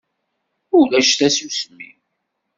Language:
Kabyle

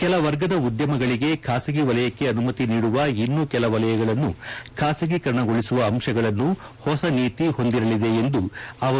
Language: Kannada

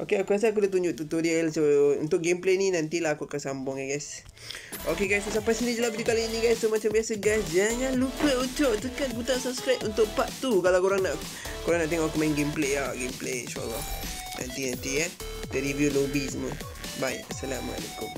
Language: Malay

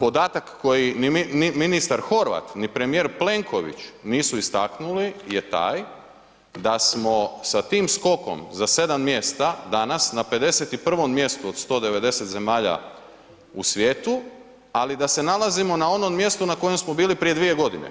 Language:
Croatian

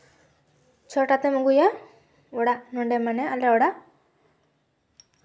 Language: Santali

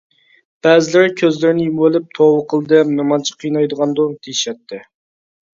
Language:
Uyghur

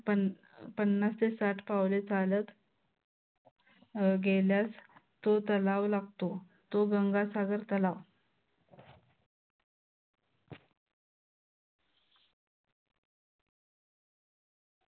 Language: Marathi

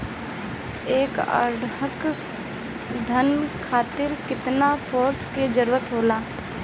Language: Bhojpuri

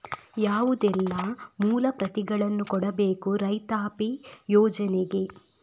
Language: Kannada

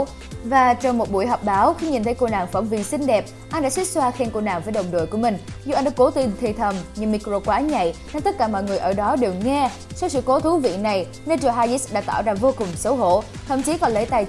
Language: Vietnamese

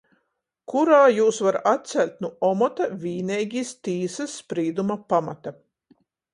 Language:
Latgalian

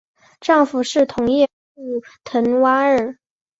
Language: Chinese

